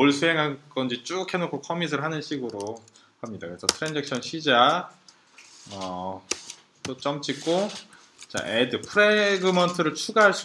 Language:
Korean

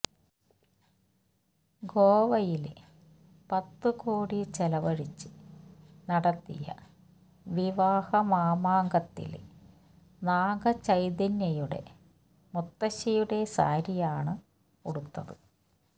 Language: Malayalam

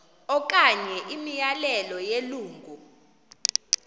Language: Xhosa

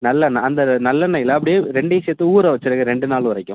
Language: Tamil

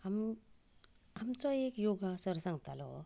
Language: Konkani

